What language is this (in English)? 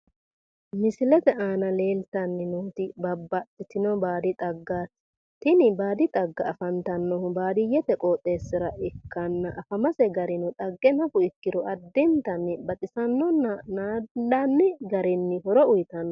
Sidamo